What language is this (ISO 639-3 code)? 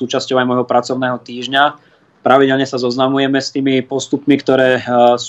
slk